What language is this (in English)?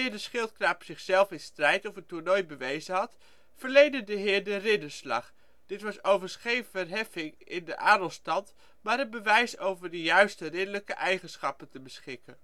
Dutch